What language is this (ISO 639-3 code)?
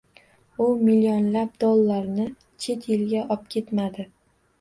uzb